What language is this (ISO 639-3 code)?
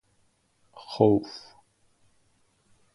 fas